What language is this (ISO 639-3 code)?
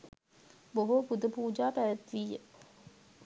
sin